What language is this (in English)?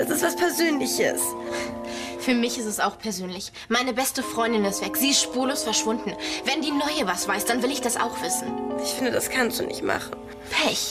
German